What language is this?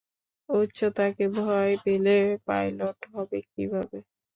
Bangla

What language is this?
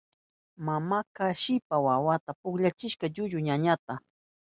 Southern Pastaza Quechua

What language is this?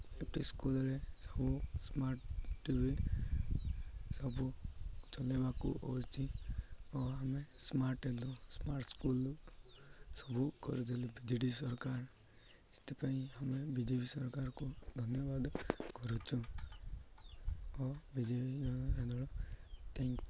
Odia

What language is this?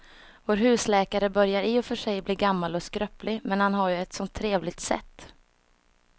Swedish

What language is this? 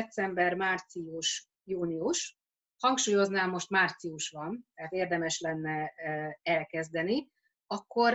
Hungarian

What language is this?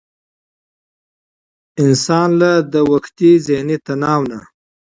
Pashto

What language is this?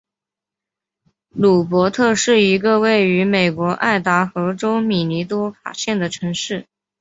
Chinese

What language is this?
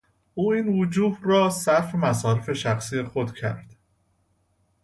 Persian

